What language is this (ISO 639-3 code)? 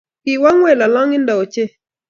kln